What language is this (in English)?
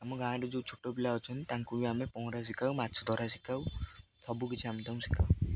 Odia